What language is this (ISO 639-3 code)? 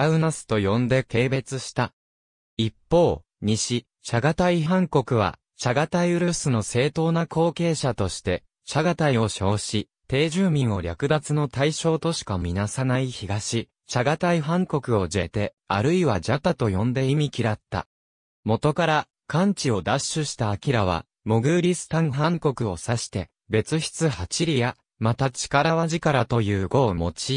jpn